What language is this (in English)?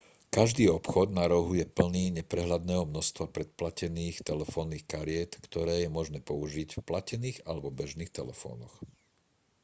Slovak